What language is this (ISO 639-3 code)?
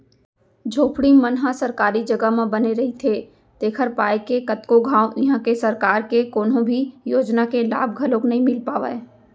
hne